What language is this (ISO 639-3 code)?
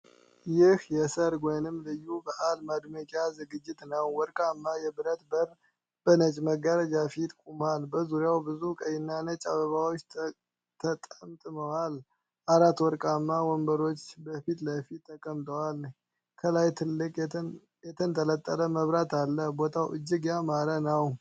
amh